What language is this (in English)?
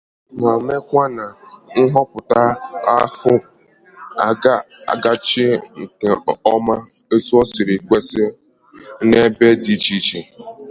Igbo